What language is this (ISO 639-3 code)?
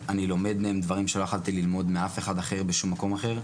heb